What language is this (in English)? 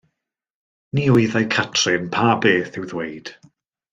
Welsh